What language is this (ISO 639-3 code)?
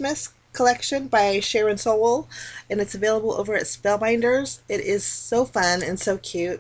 eng